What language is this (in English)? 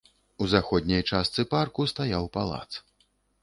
Belarusian